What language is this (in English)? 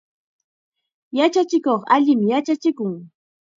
Chiquián Ancash Quechua